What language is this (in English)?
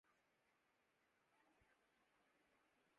Urdu